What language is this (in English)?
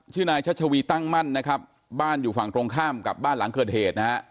Thai